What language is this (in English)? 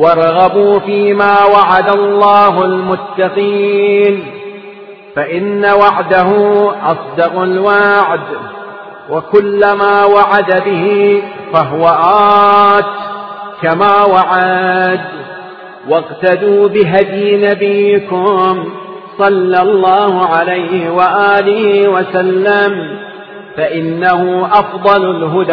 Arabic